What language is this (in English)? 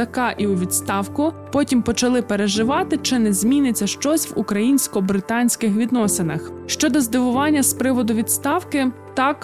Ukrainian